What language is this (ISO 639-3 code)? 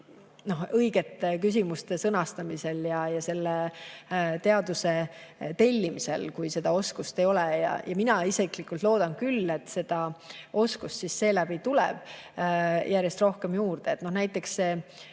est